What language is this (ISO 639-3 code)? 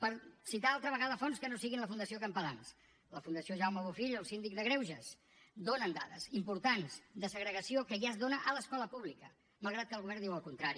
cat